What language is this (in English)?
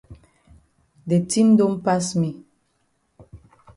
Cameroon Pidgin